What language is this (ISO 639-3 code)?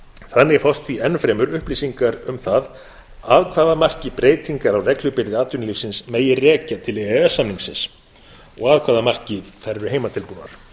isl